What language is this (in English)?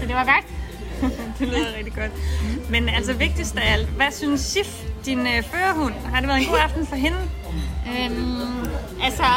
Danish